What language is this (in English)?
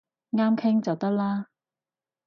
Cantonese